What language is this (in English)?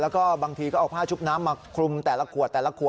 Thai